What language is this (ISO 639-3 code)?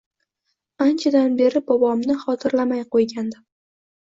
uzb